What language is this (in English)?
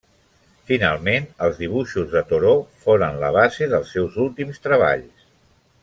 Catalan